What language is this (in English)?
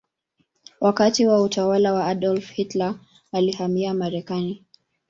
Swahili